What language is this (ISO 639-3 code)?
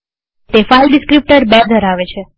guj